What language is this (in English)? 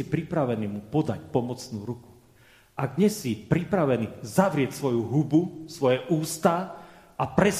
Slovak